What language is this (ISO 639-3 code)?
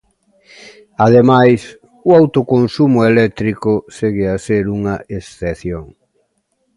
glg